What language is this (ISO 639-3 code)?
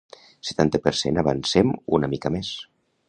cat